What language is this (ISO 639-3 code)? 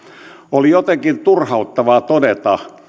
fin